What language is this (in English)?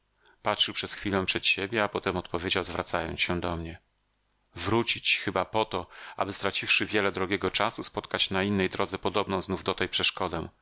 Polish